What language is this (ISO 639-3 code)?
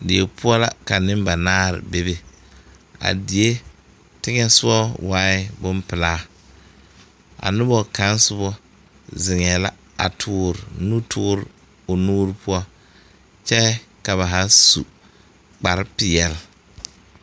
dga